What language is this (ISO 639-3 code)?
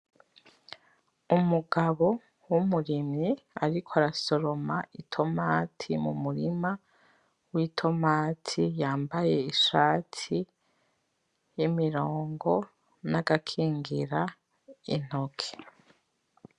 run